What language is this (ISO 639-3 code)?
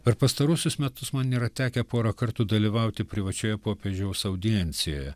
lit